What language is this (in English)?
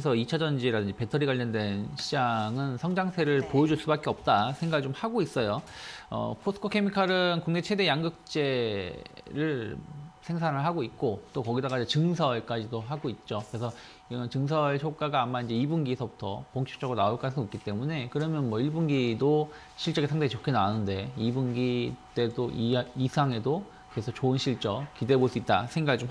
Korean